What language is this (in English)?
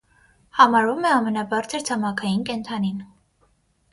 Armenian